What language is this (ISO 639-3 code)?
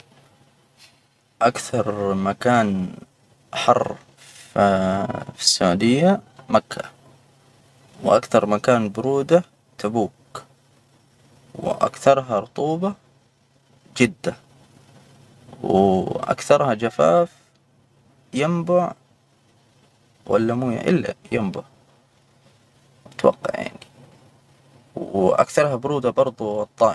acw